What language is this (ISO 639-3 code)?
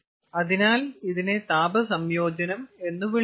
mal